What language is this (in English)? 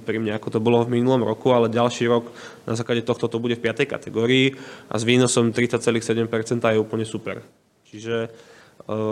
Slovak